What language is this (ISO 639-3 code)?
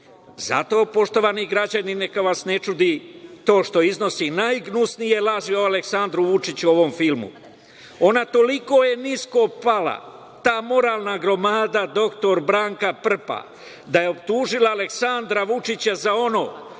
srp